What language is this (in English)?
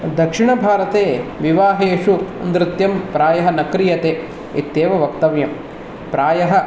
Sanskrit